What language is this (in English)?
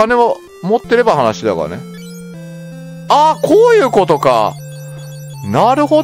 Japanese